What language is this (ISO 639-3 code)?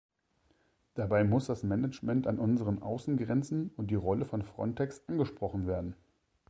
deu